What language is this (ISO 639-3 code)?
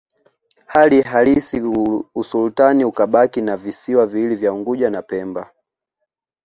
swa